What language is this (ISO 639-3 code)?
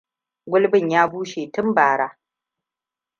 hau